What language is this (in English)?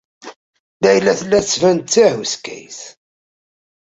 Kabyle